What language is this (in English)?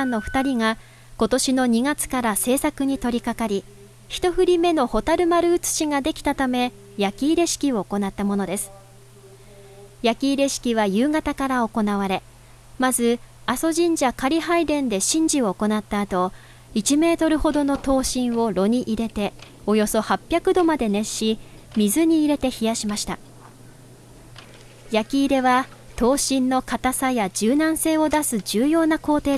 Japanese